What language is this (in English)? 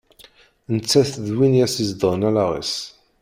Kabyle